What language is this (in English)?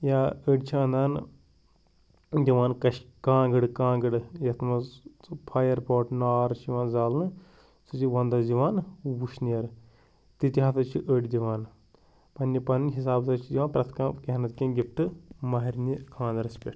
Kashmiri